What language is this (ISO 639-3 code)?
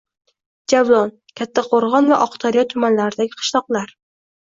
uzb